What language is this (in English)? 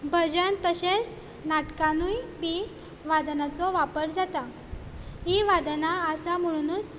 Konkani